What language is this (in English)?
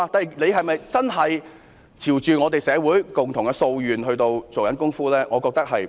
Cantonese